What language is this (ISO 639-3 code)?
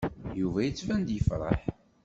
kab